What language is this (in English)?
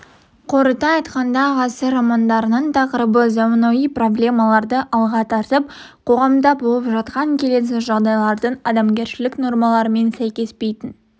Kazakh